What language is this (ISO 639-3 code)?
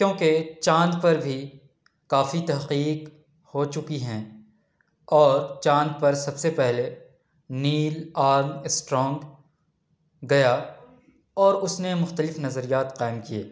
urd